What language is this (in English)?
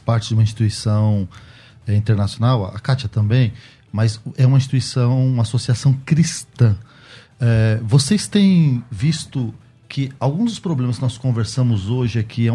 Portuguese